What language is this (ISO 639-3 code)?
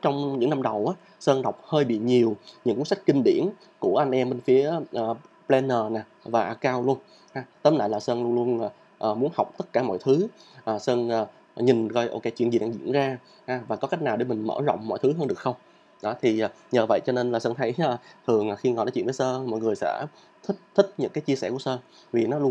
vie